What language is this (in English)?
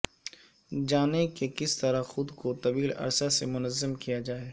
Urdu